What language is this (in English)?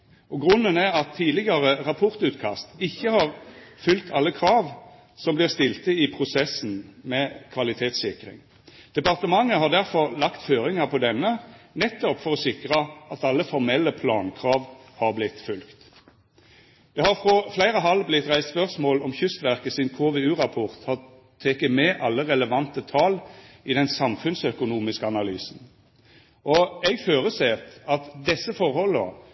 Norwegian Nynorsk